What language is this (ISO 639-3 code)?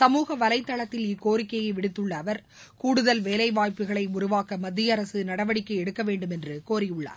tam